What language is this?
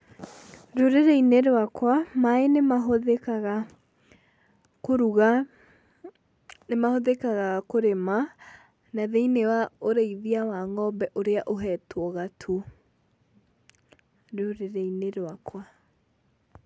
Kikuyu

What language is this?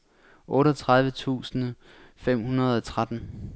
Danish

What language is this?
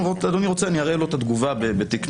Hebrew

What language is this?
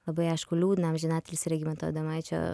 Lithuanian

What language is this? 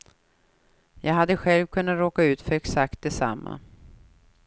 Swedish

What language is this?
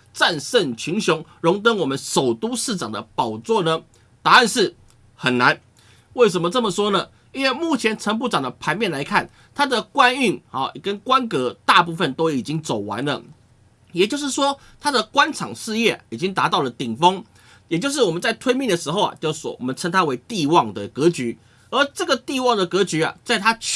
Chinese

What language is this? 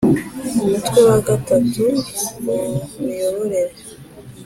Kinyarwanda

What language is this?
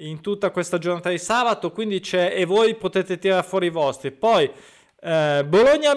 Italian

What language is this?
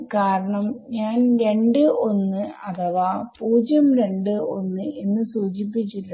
Malayalam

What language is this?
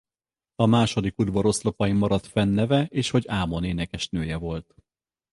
Hungarian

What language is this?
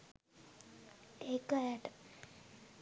Sinhala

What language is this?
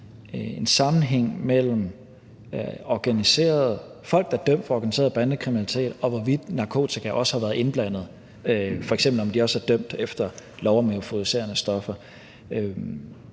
Danish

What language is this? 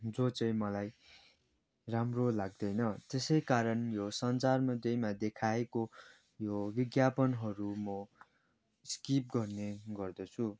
Nepali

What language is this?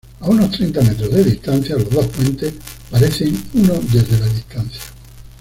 Spanish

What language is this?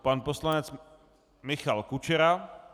Czech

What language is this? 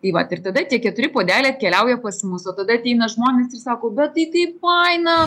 Lithuanian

